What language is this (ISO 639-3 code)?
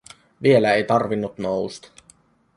fin